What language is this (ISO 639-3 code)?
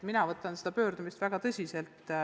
est